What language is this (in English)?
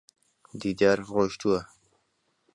Central Kurdish